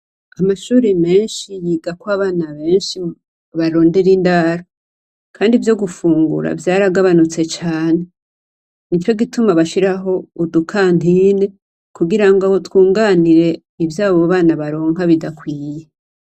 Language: Rundi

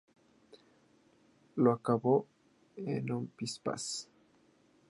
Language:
Spanish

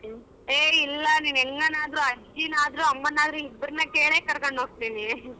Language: Kannada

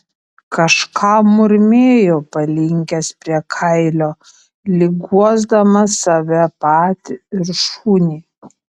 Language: Lithuanian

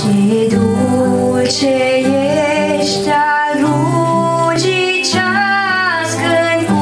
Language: Romanian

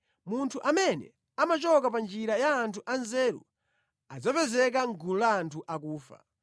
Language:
Nyanja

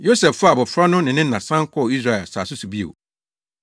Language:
Akan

